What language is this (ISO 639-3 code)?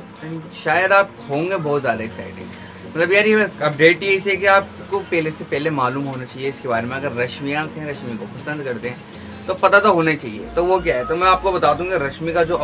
hin